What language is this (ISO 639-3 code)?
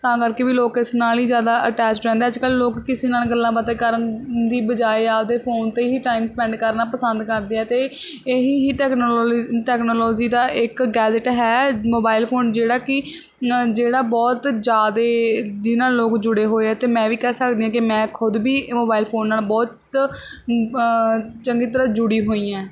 pan